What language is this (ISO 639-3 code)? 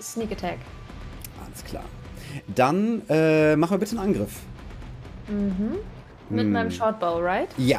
deu